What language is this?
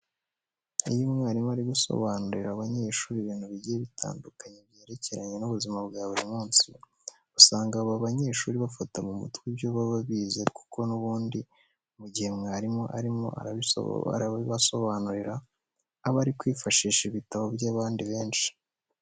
Kinyarwanda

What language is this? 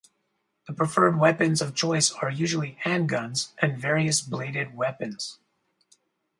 English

